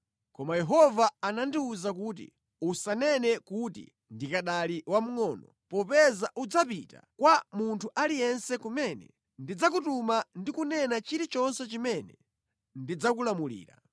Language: Nyanja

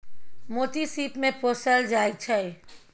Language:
Maithili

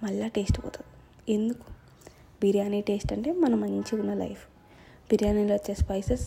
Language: Telugu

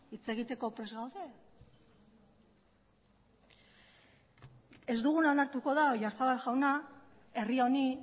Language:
Basque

